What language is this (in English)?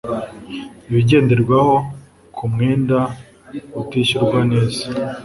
Kinyarwanda